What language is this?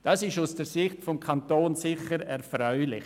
Swiss German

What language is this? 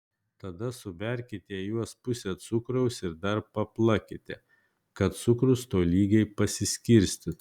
Lithuanian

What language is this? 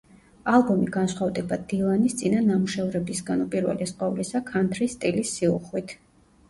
Georgian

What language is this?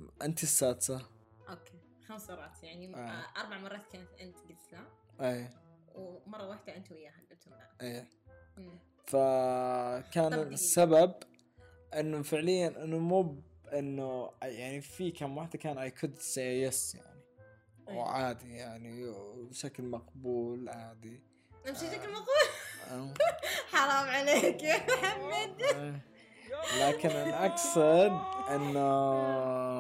Arabic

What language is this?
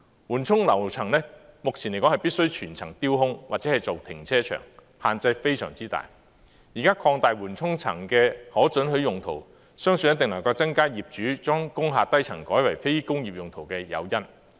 Cantonese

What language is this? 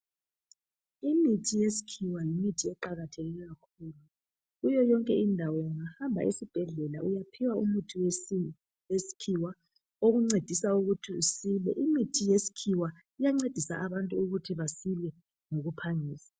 North Ndebele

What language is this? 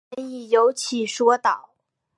Chinese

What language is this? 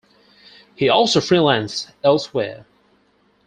English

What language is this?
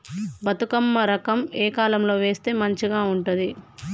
Telugu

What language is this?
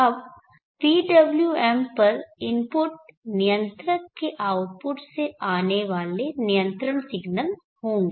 Hindi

